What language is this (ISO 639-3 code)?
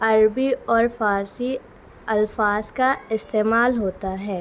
urd